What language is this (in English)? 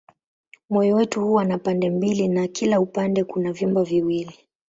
Swahili